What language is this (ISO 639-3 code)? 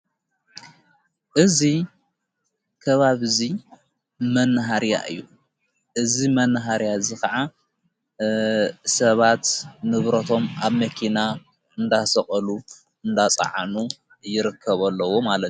tir